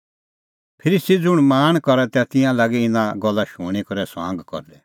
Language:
Kullu Pahari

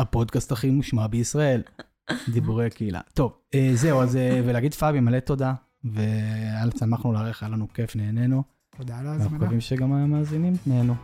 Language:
Hebrew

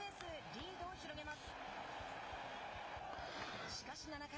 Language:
Japanese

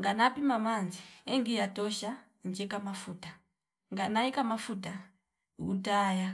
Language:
Fipa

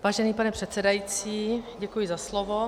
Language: Czech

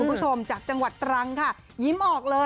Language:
Thai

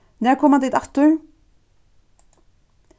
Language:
Faroese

